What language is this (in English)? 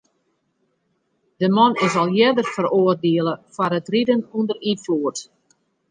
Western Frisian